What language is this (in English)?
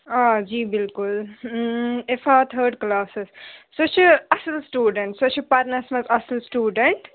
Kashmiri